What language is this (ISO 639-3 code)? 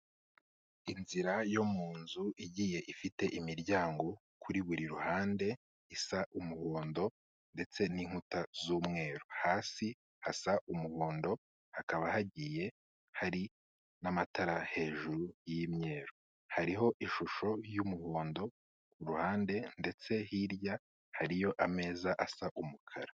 kin